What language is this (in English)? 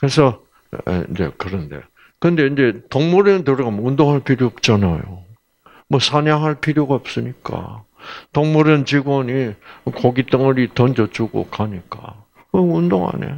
Korean